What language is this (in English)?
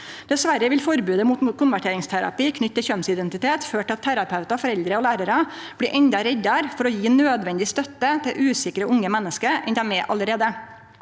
Norwegian